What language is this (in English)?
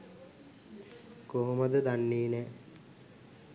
Sinhala